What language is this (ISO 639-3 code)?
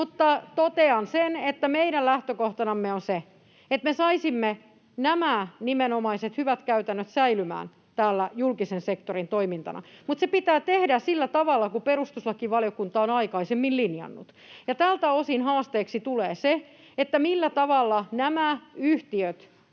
fin